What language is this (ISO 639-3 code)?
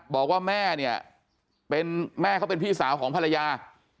tha